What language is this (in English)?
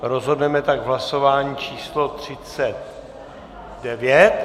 Czech